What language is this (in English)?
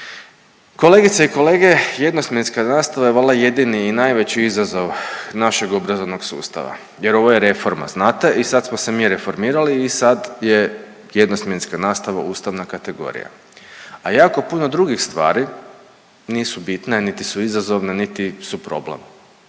Croatian